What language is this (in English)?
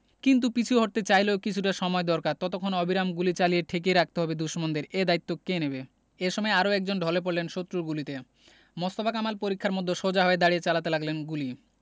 Bangla